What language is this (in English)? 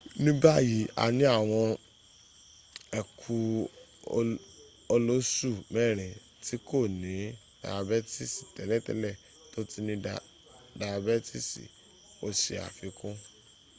Yoruba